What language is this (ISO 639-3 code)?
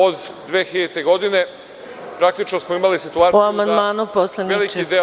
srp